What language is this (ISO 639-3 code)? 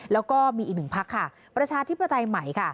tha